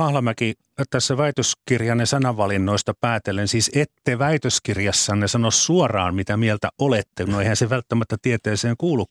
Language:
Finnish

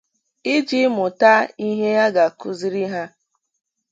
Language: Igbo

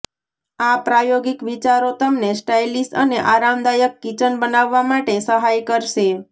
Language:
Gujarati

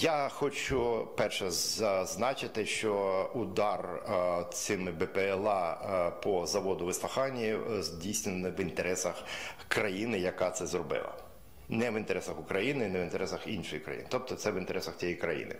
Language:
Ukrainian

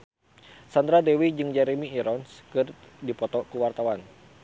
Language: Sundanese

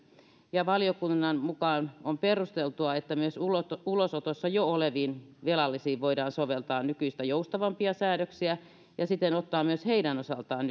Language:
Finnish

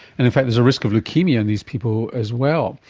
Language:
English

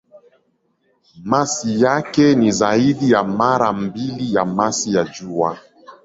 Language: Swahili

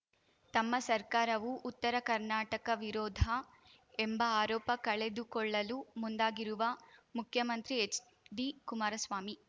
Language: Kannada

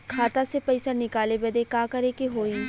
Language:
Bhojpuri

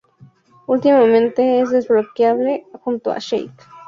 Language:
Spanish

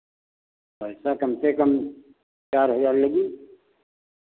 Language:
Hindi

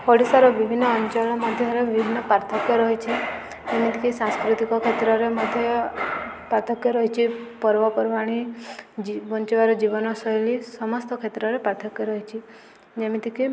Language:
Odia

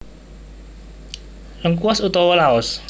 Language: Javanese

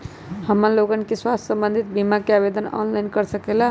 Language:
Magahi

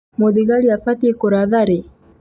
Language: Kikuyu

